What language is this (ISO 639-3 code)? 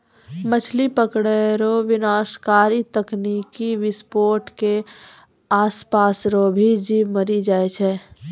mai